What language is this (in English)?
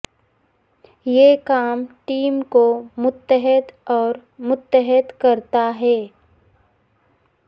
Urdu